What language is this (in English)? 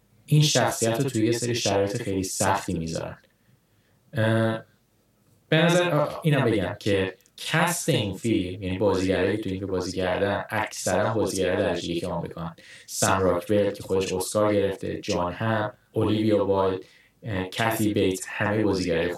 Persian